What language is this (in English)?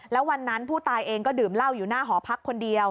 Thai